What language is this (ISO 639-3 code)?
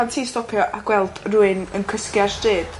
cym